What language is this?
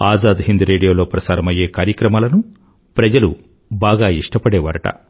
Telugu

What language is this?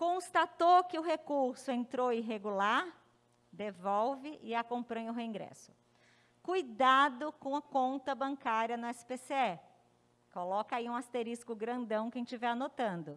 Portuguese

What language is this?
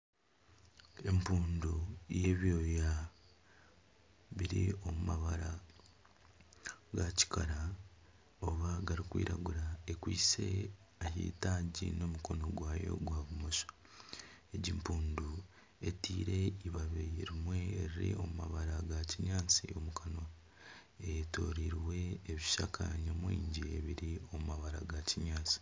Nyankole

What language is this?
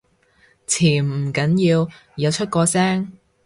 Cantonese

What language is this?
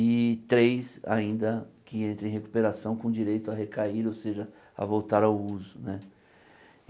Portuguese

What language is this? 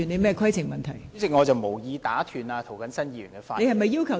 Cantonese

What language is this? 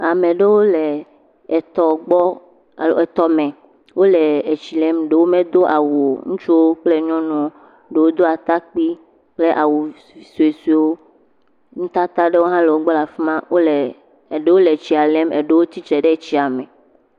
Ewe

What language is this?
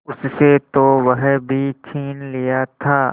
Hindi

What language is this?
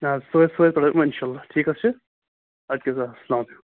Kashmiri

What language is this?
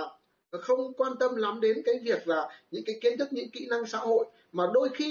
Vietnamese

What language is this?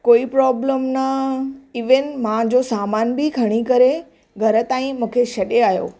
Sindhi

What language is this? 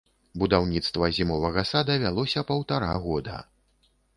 Belarusian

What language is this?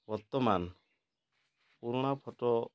Odia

